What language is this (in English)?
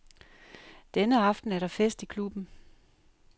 Danish